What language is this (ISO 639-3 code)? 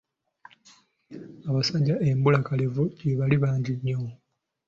lug